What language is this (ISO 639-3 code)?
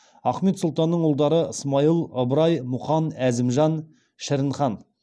kaz